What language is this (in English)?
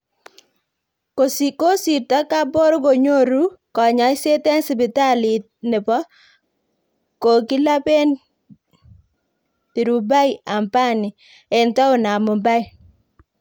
Kalenjin